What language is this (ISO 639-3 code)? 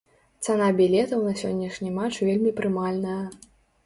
bel